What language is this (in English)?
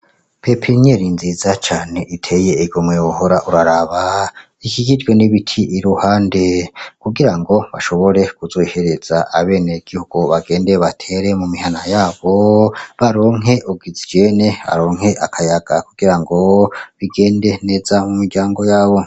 Rundi